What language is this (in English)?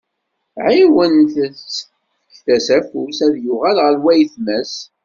Kabyle